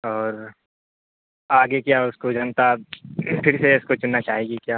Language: Urdu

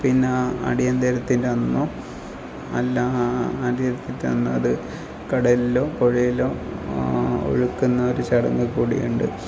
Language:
Malayalam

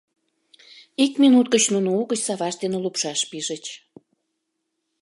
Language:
Mari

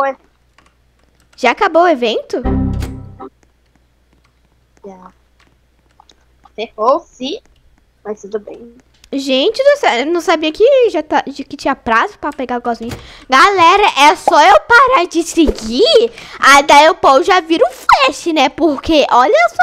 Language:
Portuguese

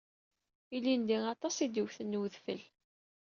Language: Kabyle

